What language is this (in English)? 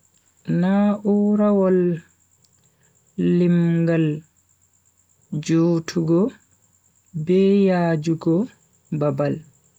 Bagirmi Fulfulde